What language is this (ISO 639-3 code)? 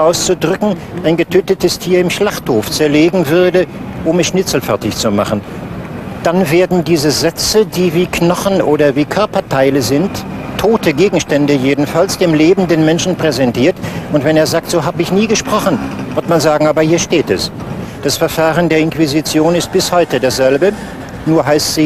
deu